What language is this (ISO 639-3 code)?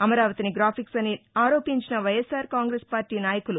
tel